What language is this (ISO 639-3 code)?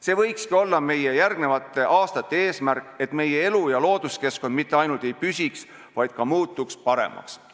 est